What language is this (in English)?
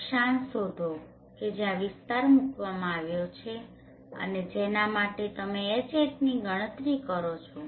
Gujarati